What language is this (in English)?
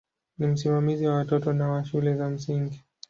Swahili